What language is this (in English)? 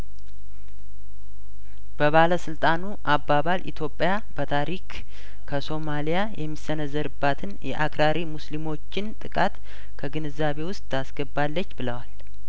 Amharic